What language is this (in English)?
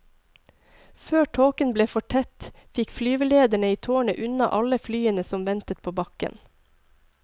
Norwegian